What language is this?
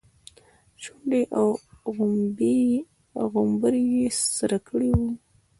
Pashto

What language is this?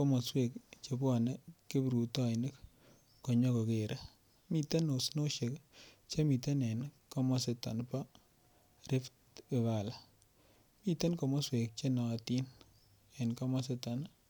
Kalenjin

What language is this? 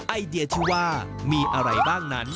Thai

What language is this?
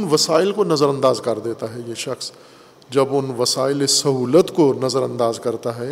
Urdu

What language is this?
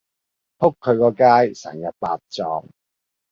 Cantonese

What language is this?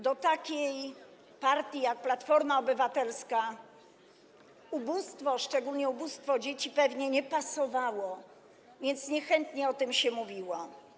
Polish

